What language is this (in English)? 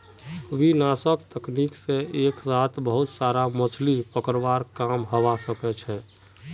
Magahi